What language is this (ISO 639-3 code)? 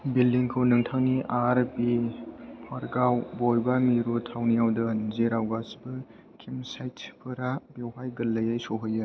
brx